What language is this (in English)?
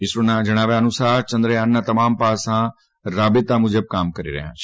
Gujarati